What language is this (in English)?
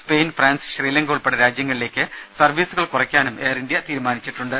Malayalam